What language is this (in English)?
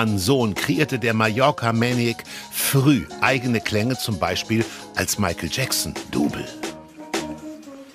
German